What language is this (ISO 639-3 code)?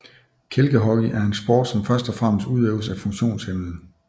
dan